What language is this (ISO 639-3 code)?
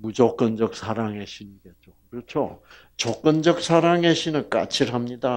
kor